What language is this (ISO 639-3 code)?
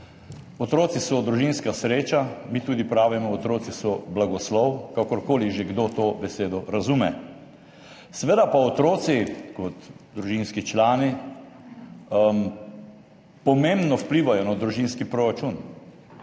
slv